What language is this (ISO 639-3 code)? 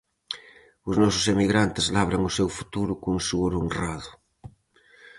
glg